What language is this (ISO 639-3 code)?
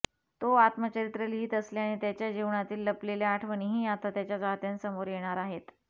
mar